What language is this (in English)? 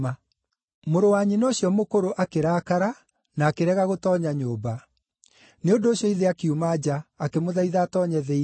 Kikuyu